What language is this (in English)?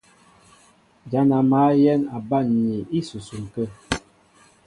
Mbo (Cameroon)